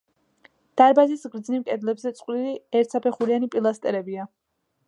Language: Georgian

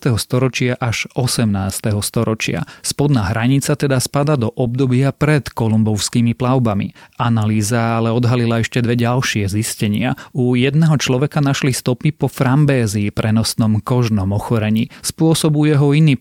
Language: Slovak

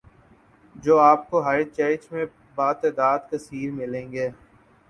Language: Urdu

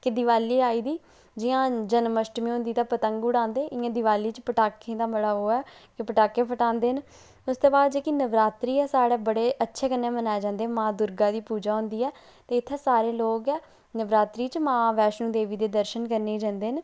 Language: Dogri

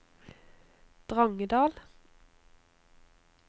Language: Norwegian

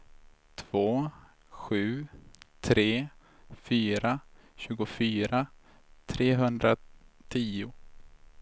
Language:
Swedish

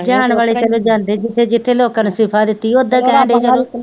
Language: Punjabi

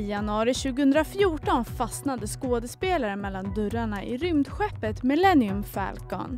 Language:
Swedish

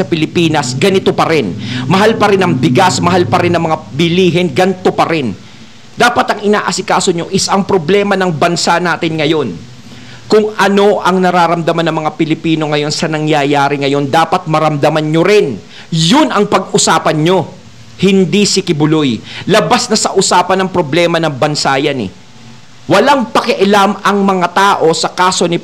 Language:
Filipino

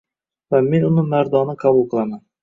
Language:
Uzbek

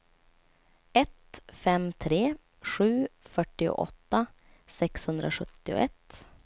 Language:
Swedish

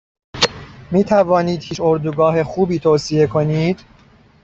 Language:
Persian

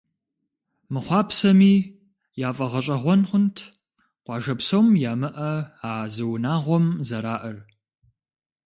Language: Kabardian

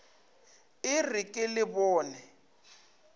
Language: Northern Sotho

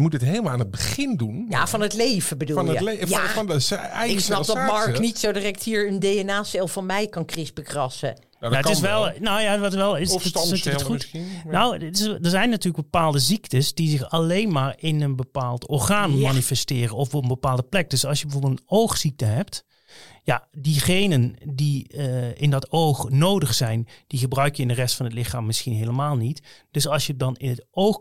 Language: Dutch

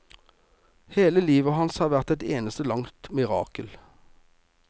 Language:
Norwegian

